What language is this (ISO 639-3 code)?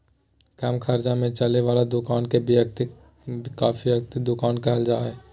mag